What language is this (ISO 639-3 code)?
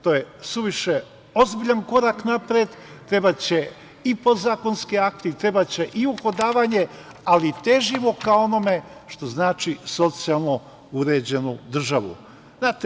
srp